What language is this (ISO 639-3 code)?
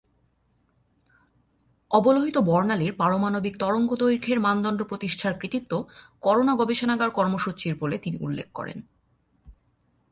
ben